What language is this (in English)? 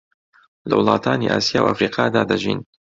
Central Kurdish